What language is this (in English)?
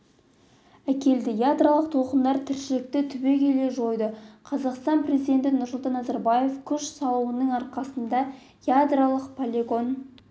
Kazakh